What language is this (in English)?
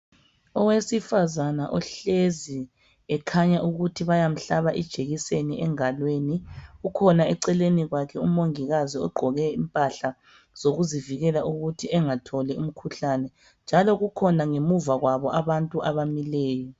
North Ndebele